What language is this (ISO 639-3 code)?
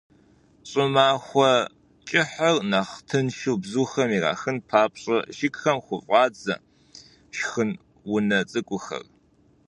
kbd